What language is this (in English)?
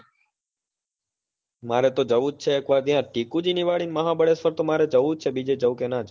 Gujarati